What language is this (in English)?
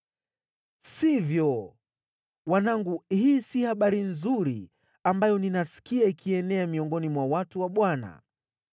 Swahili